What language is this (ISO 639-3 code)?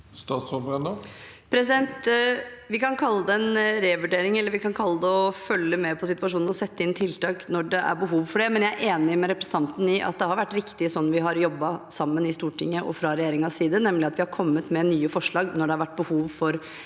nor